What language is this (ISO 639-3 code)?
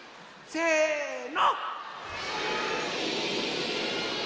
jpn